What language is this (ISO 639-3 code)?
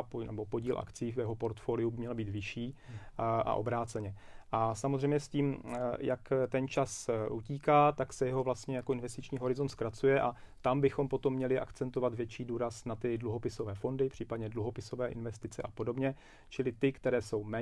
ces